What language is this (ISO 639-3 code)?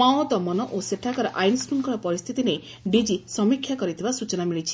ori